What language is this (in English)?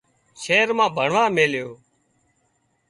Wadiyara Koli